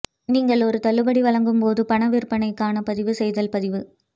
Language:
Tamil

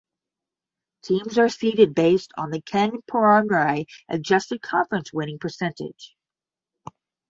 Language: English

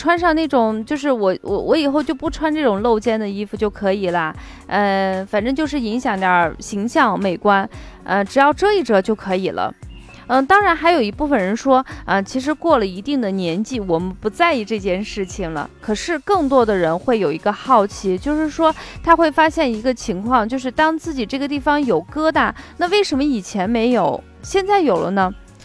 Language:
Chinese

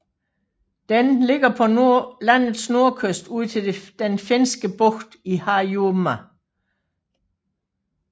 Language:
Danish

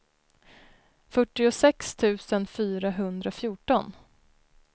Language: Swedish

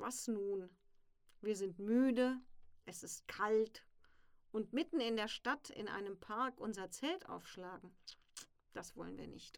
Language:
German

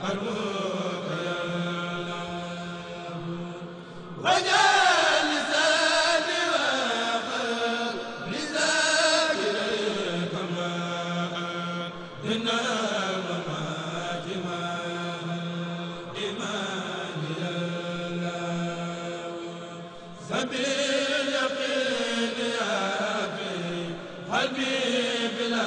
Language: Arabic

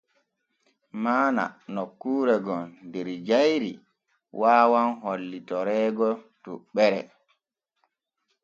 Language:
Borgu Fulfulde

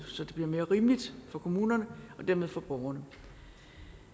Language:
Danish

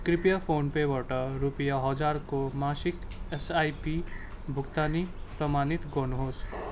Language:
Nepali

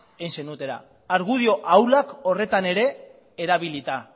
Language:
Basque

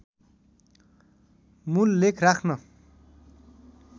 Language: Nepali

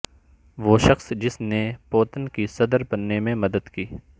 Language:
Urdu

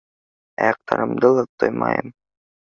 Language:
Bashkir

